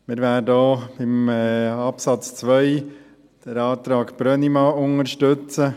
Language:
Swiss German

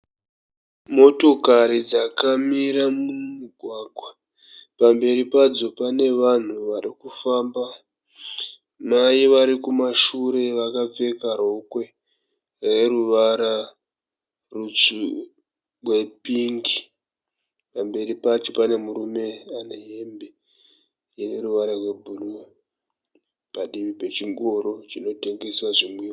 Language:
Shona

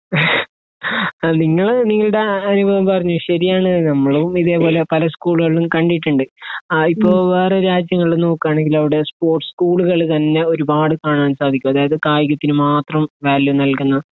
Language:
Malayalam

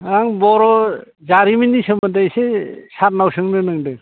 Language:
Bodo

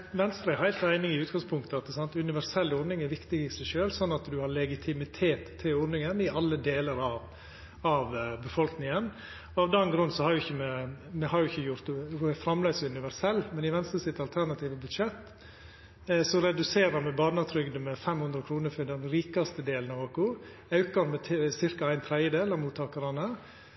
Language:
Norwegian Nynorsk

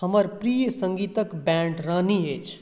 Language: Maithili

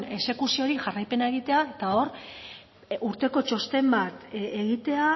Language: Basque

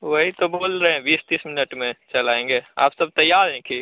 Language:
Hindi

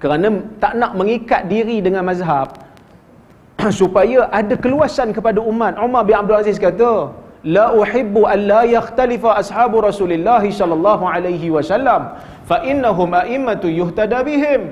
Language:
Malay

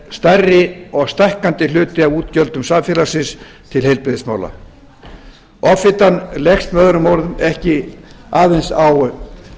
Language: Icelandic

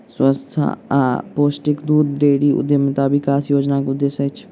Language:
Maithili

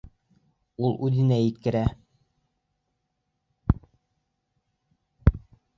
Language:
Bashkir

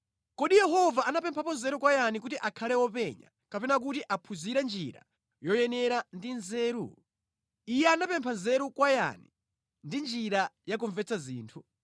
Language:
Nyanja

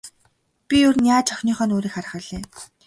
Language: Mongolian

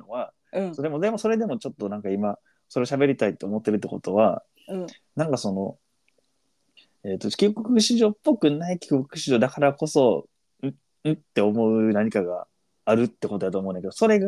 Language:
Japanese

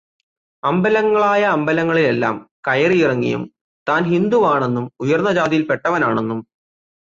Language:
Malayalam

